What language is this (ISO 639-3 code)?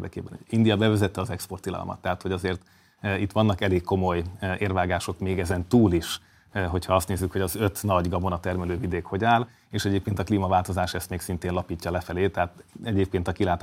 hun